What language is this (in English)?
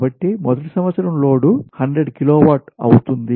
Telugu